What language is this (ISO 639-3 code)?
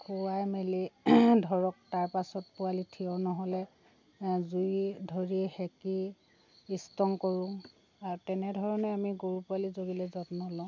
asm